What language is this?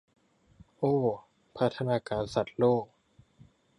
Thai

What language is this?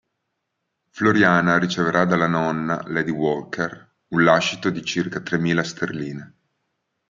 Italian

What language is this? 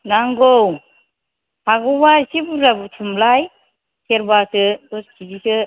Bodo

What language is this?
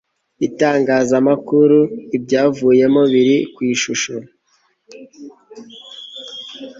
Kinyarwanda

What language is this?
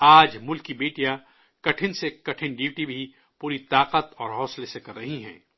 Urdu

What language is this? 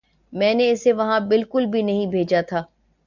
Urdu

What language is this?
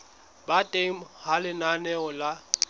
Southern Sotho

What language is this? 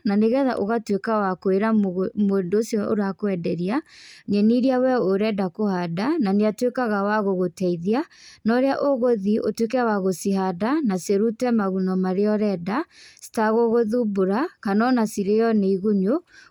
Kikuyu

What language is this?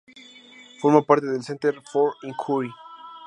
Spanish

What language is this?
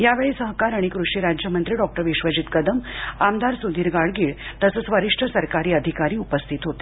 Marathi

